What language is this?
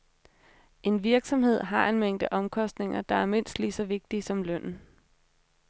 Danish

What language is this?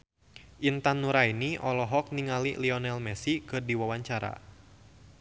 Sundanese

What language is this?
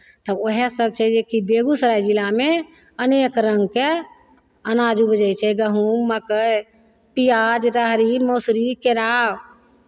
Maithili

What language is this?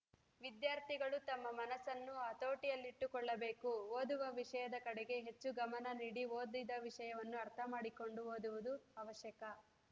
Kannada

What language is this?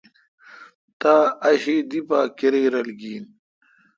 Kalkoti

